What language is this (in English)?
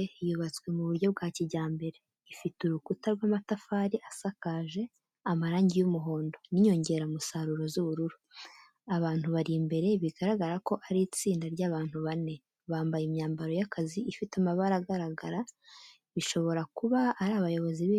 Kinyarwanda